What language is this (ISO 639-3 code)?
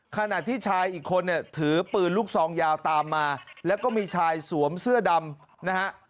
tha